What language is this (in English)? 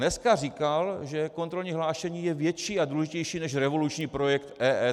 Czech